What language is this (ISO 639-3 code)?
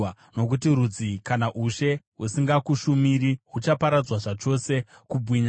sna